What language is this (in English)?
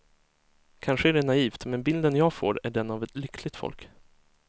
Swedish